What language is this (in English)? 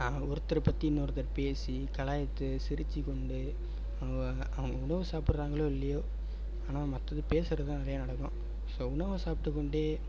Tamil